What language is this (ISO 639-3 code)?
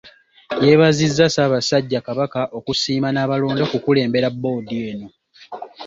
lug